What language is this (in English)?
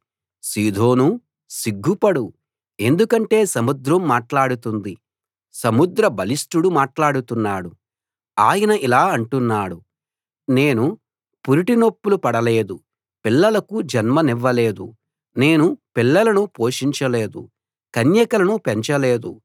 Telugu